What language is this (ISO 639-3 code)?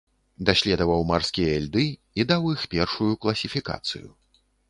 bel